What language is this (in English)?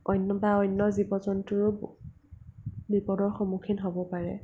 Assamese